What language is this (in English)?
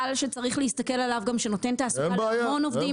Hebrew